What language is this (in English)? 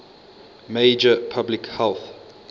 English